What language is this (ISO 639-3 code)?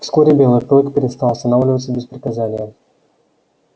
rus